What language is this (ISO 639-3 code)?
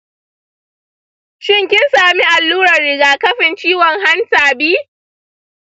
hau